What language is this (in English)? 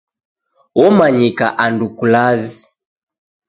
Taita